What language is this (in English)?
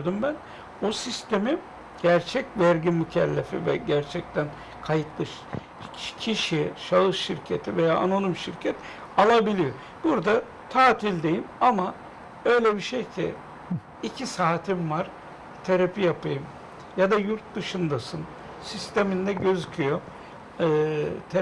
Turkish